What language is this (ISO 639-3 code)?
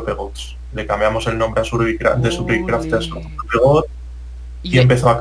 spa